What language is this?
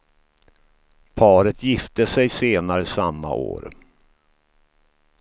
Swedish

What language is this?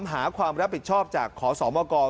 Thai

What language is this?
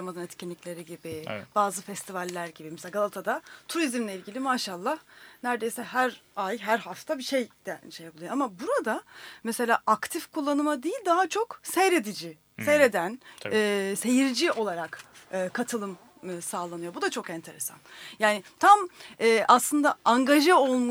Turkish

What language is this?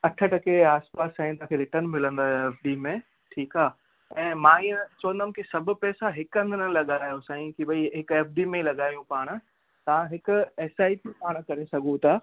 Sindhi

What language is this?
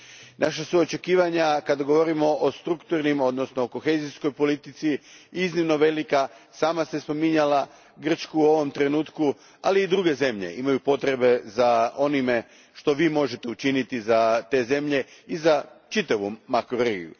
Croatian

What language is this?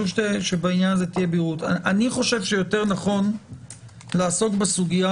Hebrew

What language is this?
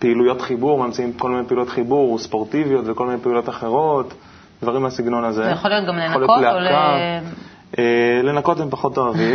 Hebrew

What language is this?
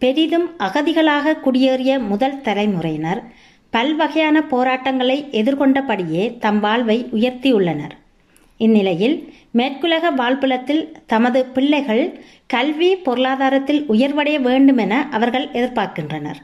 Tamil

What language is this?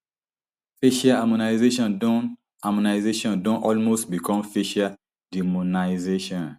Nigerian Pidgin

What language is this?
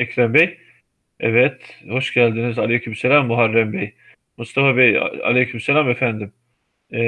Turkish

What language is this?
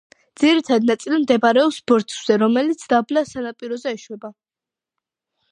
Georgian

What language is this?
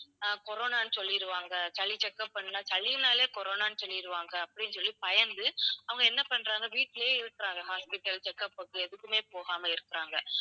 Tamil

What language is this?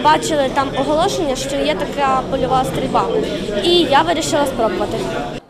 Ukrainian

